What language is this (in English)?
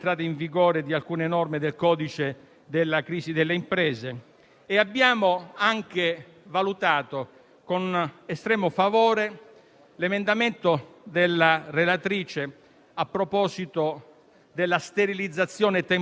Italian